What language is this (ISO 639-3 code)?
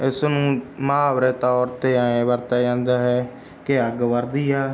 pan